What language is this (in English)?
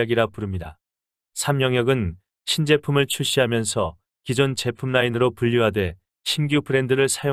Korean